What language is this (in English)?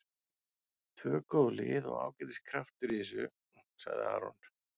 Icelandic